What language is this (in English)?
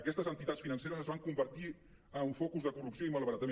Catalan